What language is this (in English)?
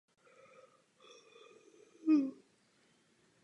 Czech